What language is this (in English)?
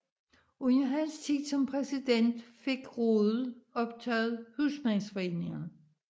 Danish